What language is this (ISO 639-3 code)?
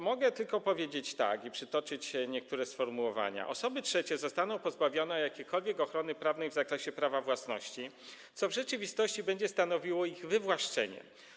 pol